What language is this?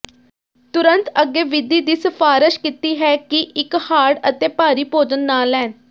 Punjabi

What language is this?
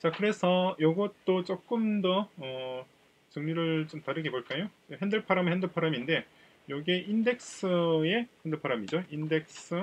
Korean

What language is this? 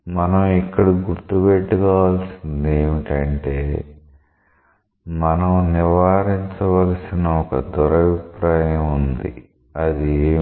Telugu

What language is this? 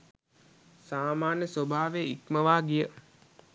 Sinhala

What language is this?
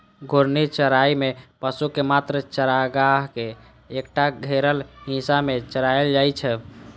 Maithili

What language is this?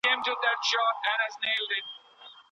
Pashto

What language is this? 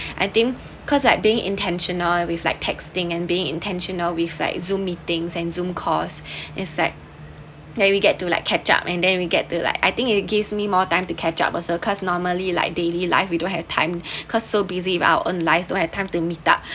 English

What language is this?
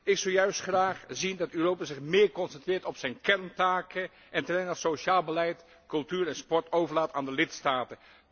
Dutch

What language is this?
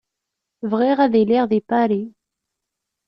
Kabyle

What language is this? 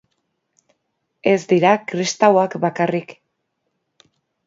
Basque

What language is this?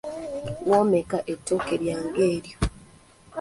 Ganda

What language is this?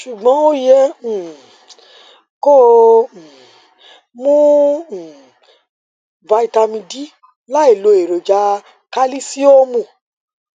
Yoruba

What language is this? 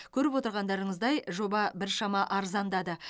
Kazakh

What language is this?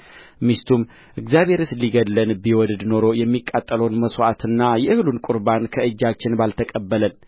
Amharic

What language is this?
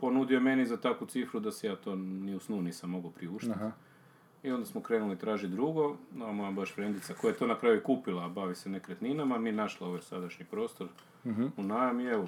Croatian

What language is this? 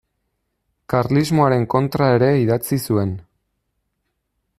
Basque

